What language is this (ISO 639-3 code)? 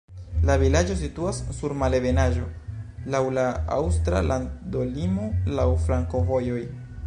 epo